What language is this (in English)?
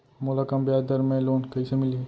Chhattisgarhi